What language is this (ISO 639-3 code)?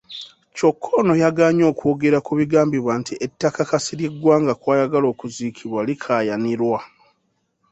lug